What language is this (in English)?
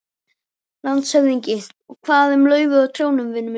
Icelandic